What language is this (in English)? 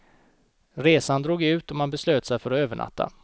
Swedish